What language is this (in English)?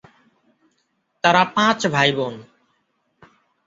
Bangla